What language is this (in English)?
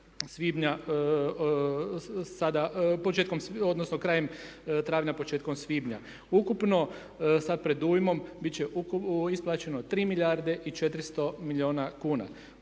Croatian